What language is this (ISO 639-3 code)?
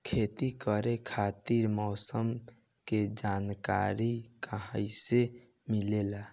bho